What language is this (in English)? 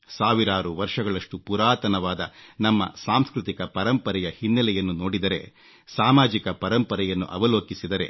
Kannada